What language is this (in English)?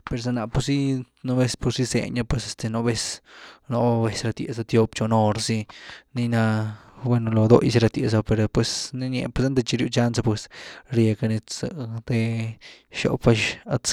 Güilá Zapotec